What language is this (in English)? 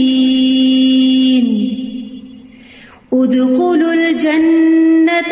Urdu